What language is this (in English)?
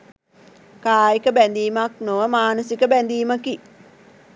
Sinhala